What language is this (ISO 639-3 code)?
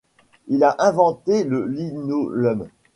fra